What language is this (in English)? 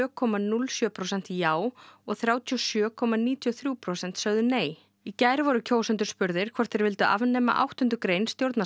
Icelandic